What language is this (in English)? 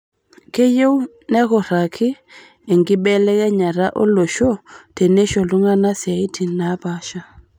Masai